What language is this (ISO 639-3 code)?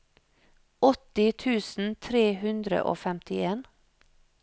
nor